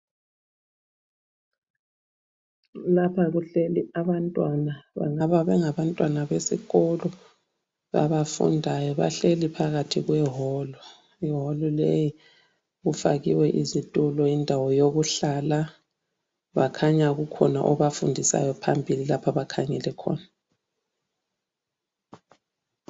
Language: North Ndebele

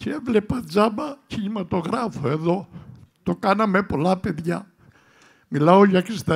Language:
Greek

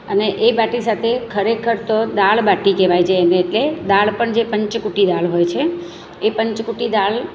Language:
Gujarati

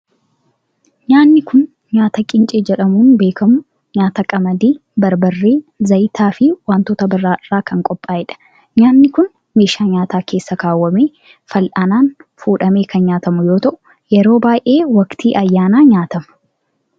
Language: Oromo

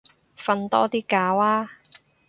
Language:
Cantonese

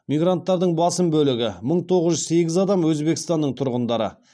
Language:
Kazakh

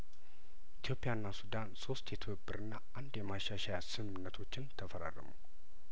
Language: Amharic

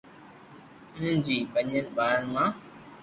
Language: Loarki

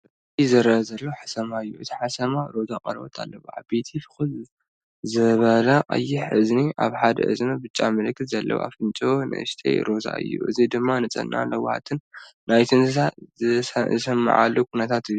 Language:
Tigrinya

